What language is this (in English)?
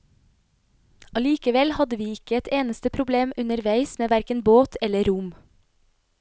Norwegian